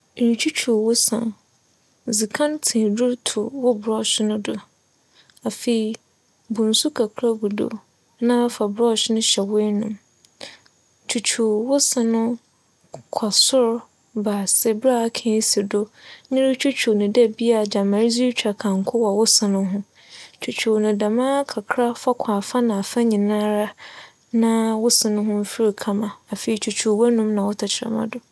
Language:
Akan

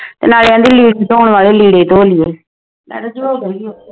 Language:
Punjabi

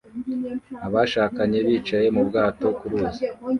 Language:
Kinyarwanda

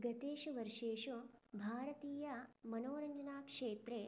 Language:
Sanskrit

